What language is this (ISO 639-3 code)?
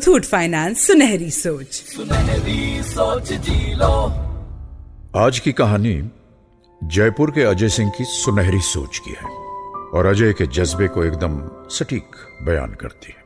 hin